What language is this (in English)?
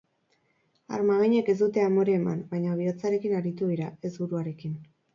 Basque